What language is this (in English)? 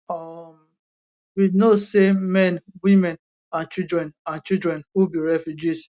Nigerian Pidgin